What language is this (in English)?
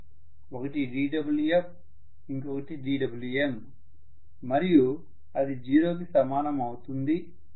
Telugu